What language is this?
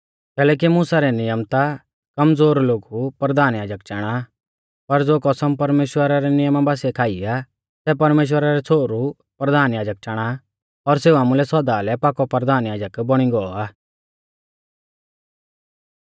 Mahasu Pahari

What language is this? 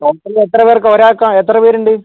Malayalam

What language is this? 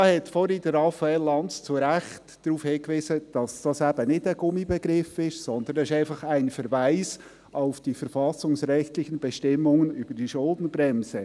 Swiss German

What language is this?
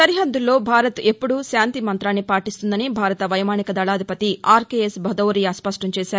Telugu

